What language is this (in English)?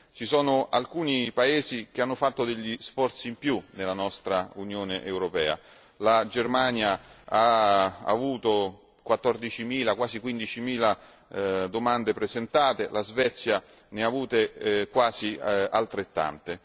Italian